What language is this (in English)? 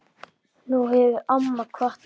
Icelandic